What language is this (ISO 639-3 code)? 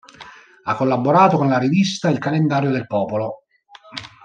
ita